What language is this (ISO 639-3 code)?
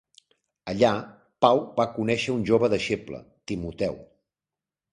cat